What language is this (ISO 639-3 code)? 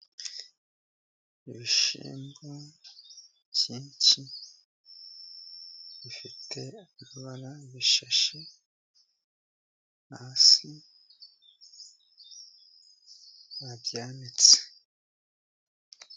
kin